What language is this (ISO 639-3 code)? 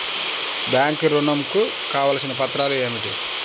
tel